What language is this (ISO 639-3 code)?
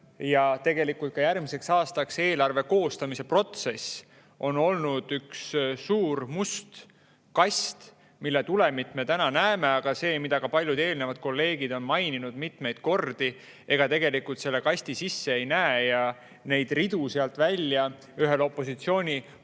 est